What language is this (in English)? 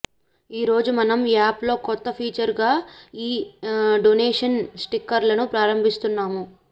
Telugu